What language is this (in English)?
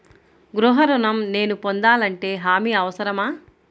Telugu